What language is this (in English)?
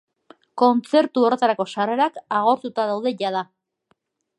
Basque